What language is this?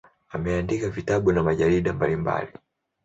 Swahili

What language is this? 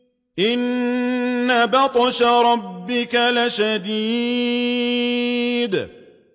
Arabic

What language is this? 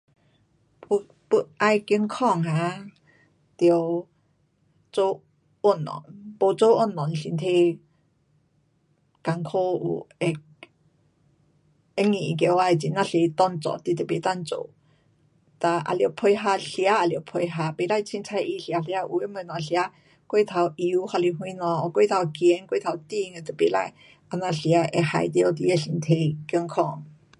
Pu-Xian Chinese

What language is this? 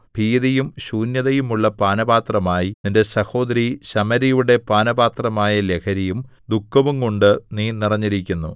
Malayalam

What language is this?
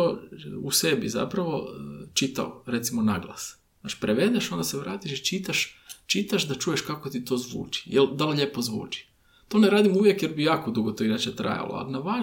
Croatian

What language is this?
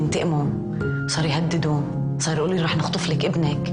Hebrew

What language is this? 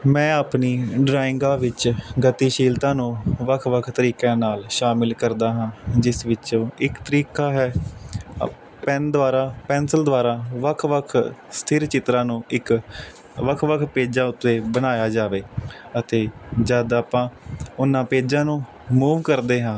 Punjabi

